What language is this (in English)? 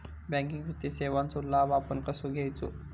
Marathi